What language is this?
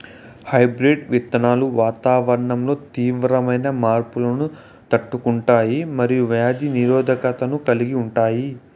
Telugu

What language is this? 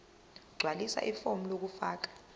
Zulu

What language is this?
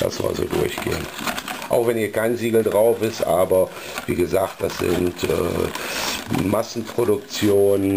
German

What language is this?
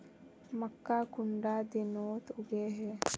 Magahi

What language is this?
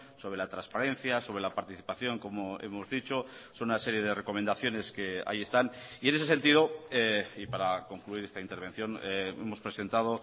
Spanish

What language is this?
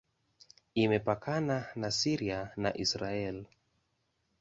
Swahili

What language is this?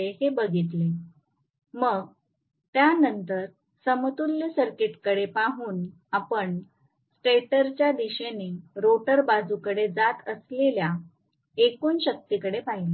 Marathi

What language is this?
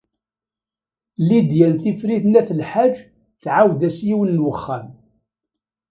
Kabyle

